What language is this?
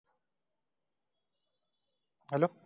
Marathi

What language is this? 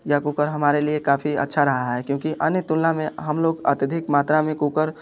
Hindi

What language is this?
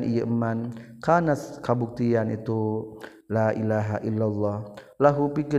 Malay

